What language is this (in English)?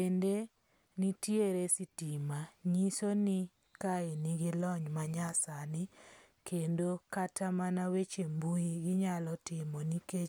Luo (Kenya and Tanzania)